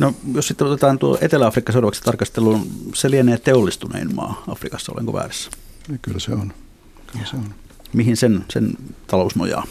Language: Finnish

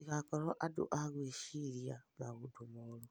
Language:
Kikuyu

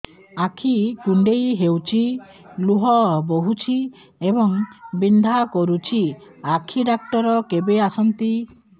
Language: Odia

